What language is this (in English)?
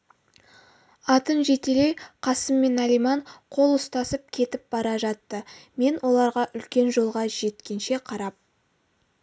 Kazakh